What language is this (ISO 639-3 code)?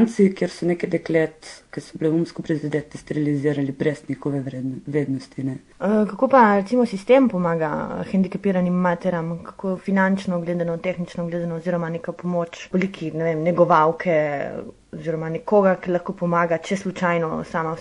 ell